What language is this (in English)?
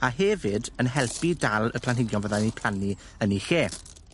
Welsh